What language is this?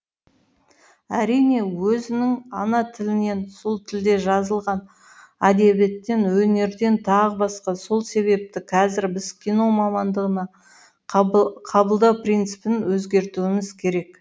Kazakh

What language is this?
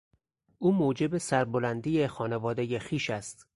Persian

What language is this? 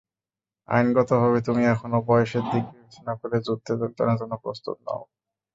Bangla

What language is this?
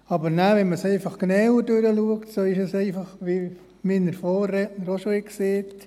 Swiss German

